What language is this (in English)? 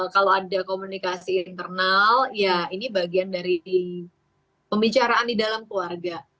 Indonesian